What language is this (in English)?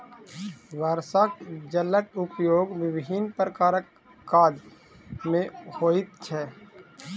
Maithili